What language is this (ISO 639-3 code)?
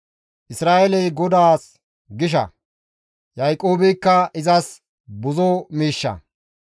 gmv